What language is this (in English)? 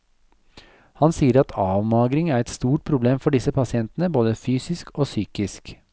Norwegian